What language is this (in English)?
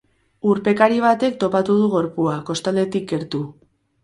Basque